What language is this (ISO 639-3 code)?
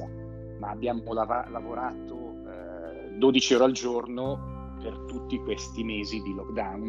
ita